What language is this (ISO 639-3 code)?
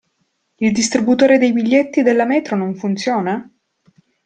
ita